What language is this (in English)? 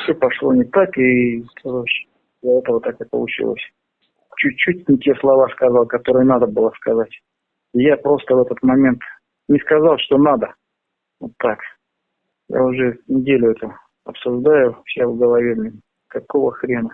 Russian